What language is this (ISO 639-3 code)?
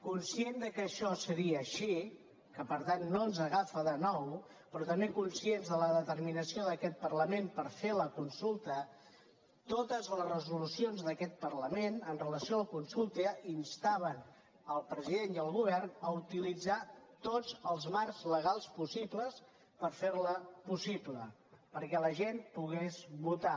cat